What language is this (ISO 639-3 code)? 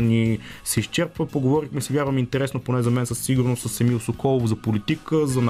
bul